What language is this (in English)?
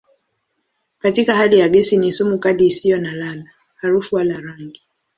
Swahili